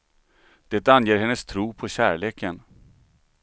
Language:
Swedish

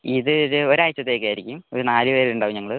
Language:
Malayalam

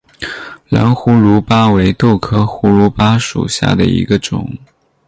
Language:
Chinese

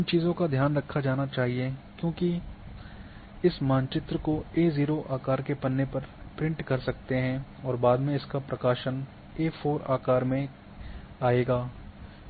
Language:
Hindi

